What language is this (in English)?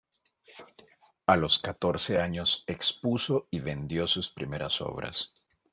Spanish